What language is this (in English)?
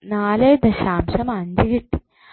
Malayalam